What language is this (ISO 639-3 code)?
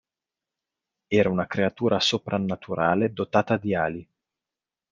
ita